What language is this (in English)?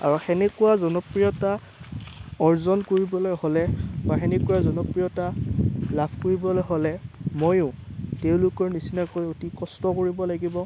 Assamese